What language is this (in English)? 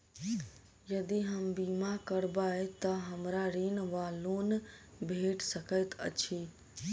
Maithili